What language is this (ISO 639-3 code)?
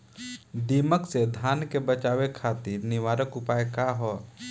bho